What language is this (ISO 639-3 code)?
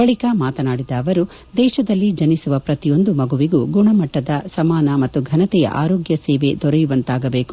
kan